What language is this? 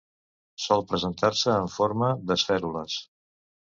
Catalan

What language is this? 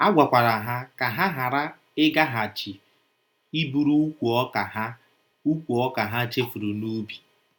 Igbo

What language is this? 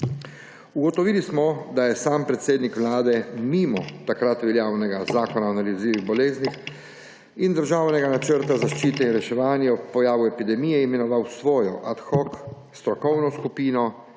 Slovenian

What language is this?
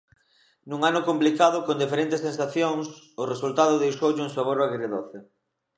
Galician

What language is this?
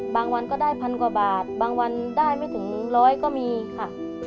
Thai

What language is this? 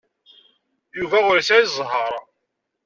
Kabyle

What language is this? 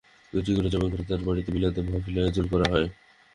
Bangla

